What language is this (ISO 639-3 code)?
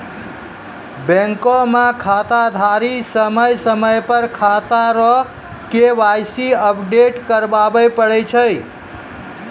mai